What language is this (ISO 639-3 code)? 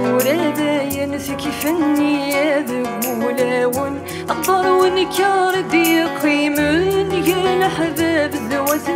ara